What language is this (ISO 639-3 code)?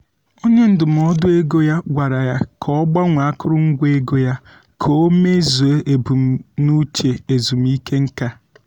ibo